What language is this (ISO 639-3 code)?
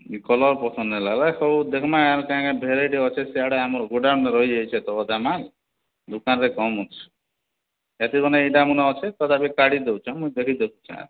ori